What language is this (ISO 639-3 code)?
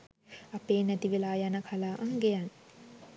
sin